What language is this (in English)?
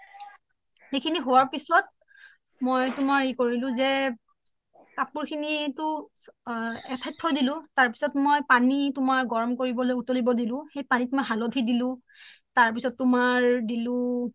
Assamese